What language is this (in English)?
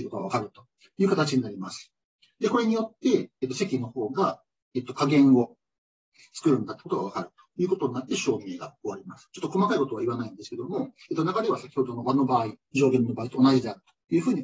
Japanese